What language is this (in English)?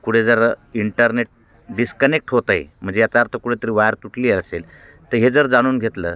Marathi